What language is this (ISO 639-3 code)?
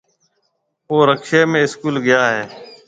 mve